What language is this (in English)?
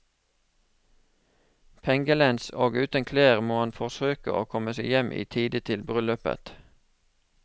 Norwegian